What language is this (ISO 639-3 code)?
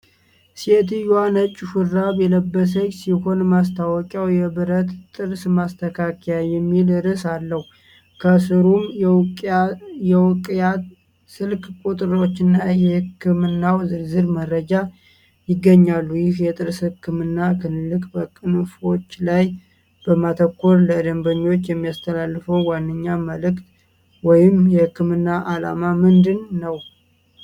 amh